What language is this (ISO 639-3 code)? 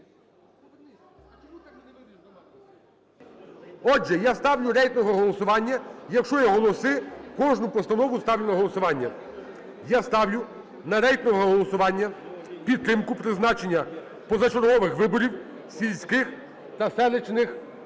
ukr